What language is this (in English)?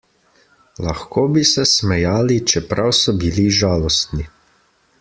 Slovenian